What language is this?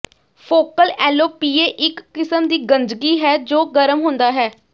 Punjabi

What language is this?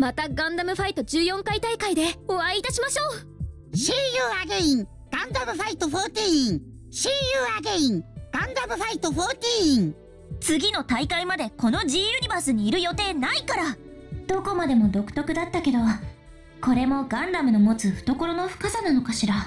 Japanese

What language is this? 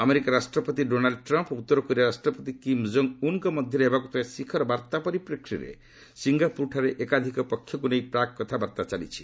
Odia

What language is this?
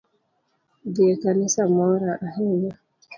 Luo (Kenya and Tanzania)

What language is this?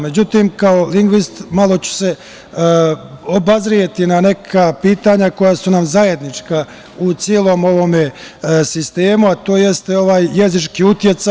Serbian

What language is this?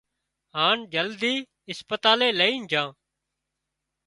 Wadiyara Koli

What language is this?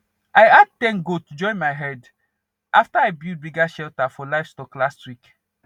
Nigerian Pidgin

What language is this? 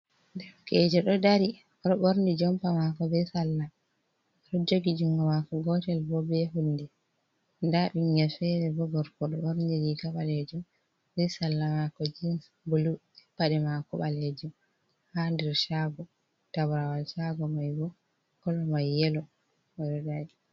Fula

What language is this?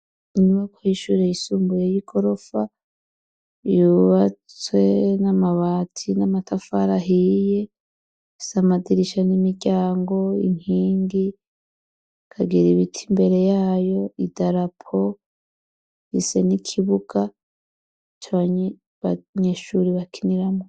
Rundi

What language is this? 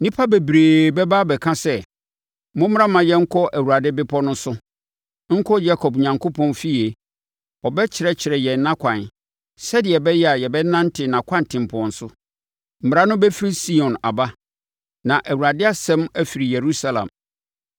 Akan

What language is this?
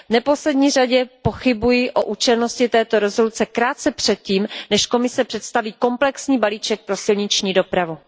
Czech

